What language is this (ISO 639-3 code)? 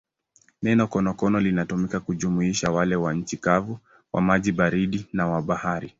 swa